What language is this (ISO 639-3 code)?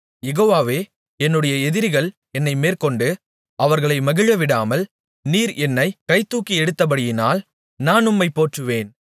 tam